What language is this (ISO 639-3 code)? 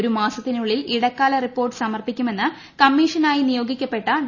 mal